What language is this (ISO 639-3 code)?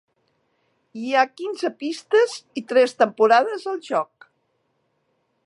cat